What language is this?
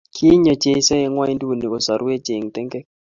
Kalenjin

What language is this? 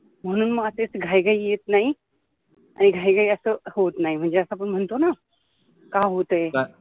Marathi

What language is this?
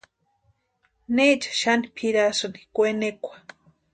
Western Highland Purepecha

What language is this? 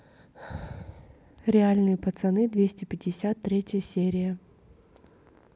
Russian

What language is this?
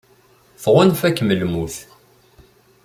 Kabyle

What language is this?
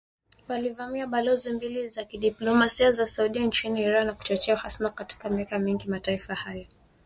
Swahili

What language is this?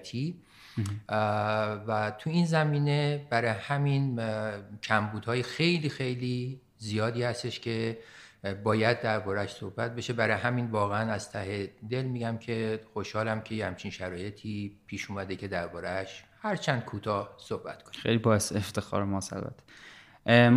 Persian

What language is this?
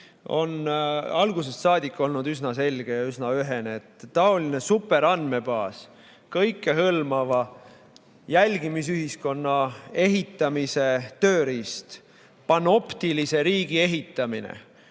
Estonian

